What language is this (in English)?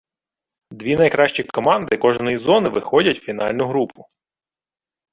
Ukrainian